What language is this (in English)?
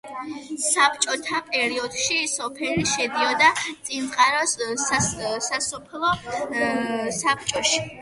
Georgian